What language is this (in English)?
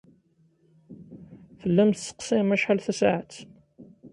Kabyle